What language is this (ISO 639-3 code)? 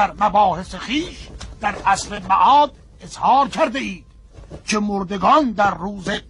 fas